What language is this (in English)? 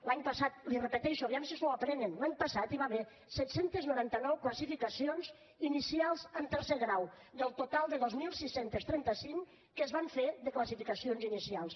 Catalan